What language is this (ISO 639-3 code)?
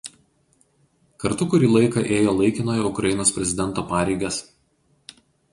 lit